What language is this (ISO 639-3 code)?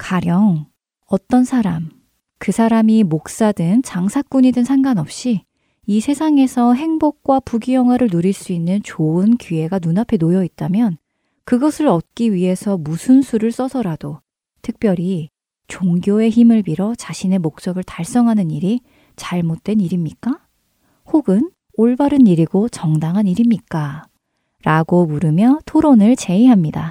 kor